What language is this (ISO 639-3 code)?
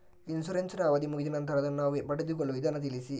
kan